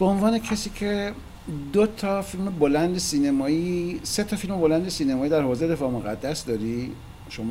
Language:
Persian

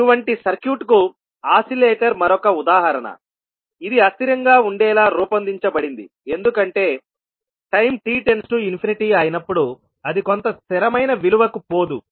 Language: Telugu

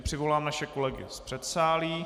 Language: Czech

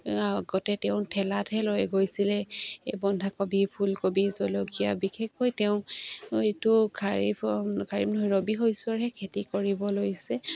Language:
Assamese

